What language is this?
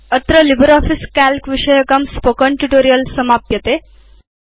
Sanskrit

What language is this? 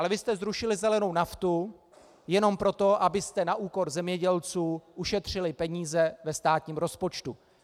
Czech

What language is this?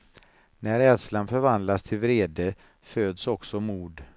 Swedish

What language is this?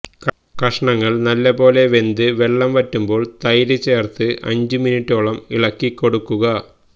Malayalam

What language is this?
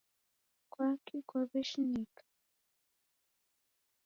Taita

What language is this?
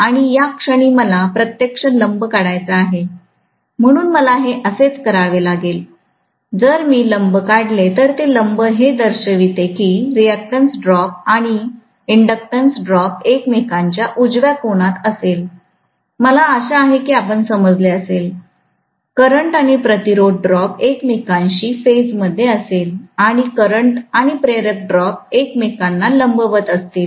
Marathi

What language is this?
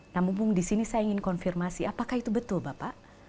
Indonesian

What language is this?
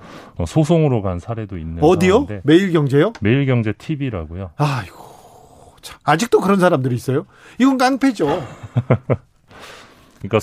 Korean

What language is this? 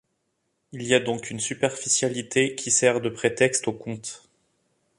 French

